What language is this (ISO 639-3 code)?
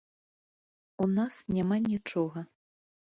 bel